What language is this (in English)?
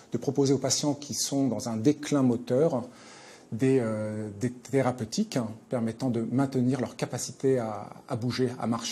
French